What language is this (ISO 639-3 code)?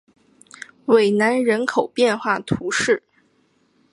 zho